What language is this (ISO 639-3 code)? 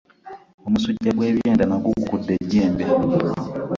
lug